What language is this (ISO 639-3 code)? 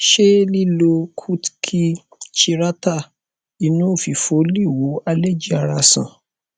yor